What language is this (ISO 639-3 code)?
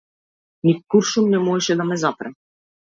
mkd